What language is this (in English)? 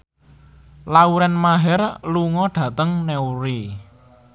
Javanese